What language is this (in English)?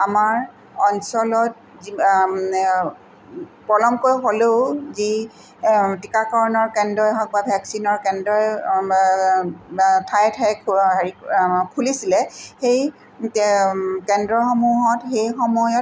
Assamese